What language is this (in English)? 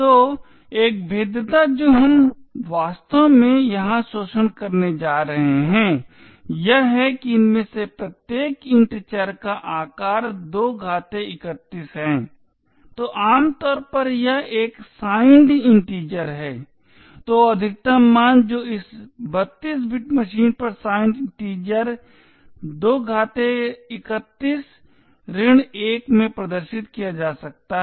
Hindi